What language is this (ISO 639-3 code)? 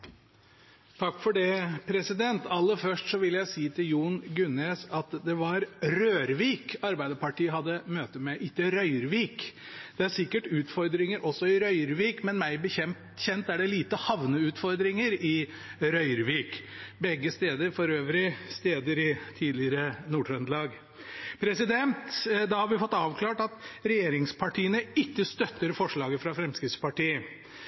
nor